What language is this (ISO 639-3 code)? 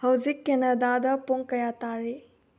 mni